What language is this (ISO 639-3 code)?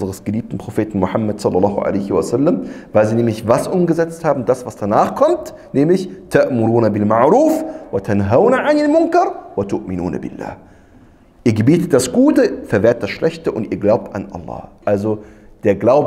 deu